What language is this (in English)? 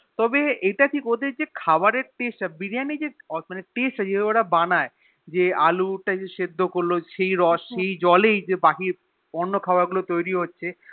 Bangla